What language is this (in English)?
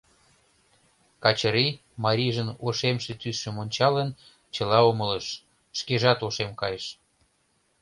Mari